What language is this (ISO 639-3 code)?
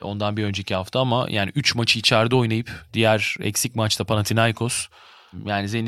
tur